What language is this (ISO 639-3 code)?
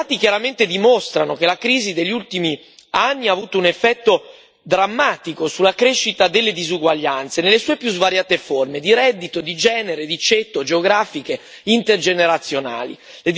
ita